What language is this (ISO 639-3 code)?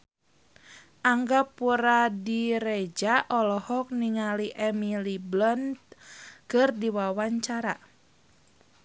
sun